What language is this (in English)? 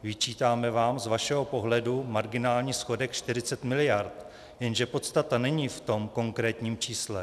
Czech